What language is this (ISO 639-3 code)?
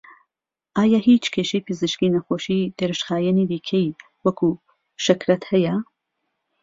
ckb